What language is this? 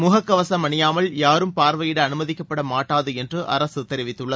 Tamil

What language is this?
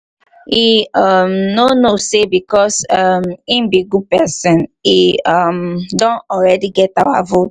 Nigerian Pidgin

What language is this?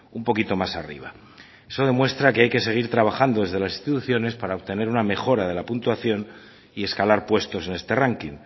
Spanish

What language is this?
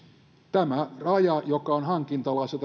Finnish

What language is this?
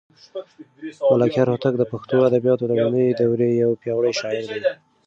Pashto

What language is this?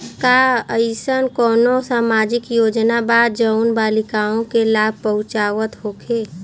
Bhojpuri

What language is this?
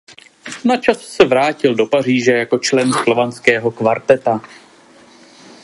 Czech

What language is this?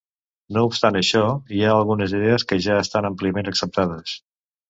Catalan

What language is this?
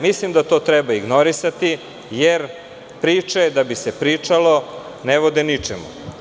Serbian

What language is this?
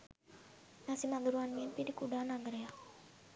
Sinhala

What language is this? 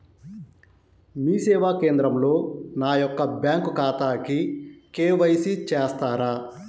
Telugu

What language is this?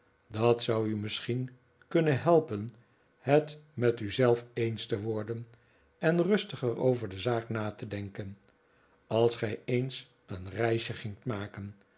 Dutch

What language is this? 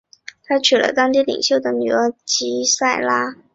Chinese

